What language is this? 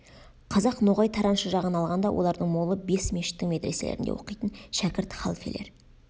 Kazakh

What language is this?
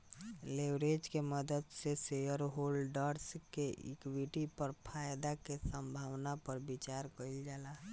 Bhojpuri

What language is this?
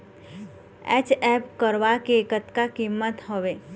Chhattisgarhi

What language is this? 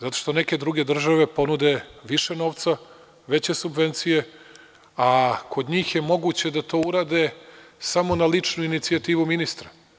Serbian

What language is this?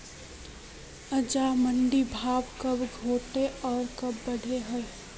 Magahi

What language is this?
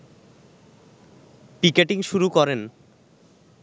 Bangla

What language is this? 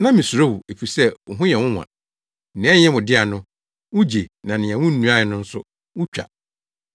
Akan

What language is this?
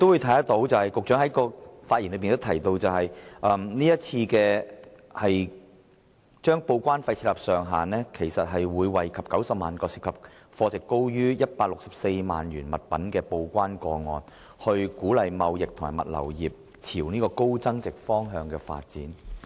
Cantonese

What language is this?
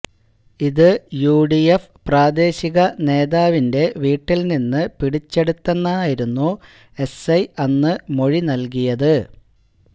Malayalam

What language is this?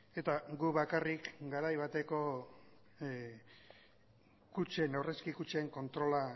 Basque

